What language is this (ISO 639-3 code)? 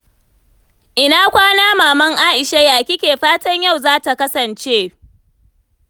hau